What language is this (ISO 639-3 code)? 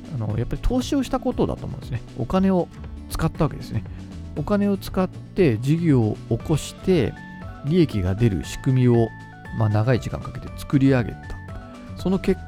jpn